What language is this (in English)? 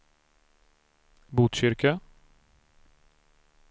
Swedish